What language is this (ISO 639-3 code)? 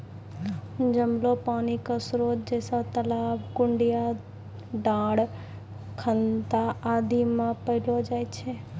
mai